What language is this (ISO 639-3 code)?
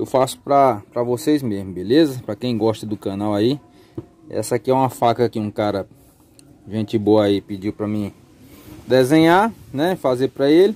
por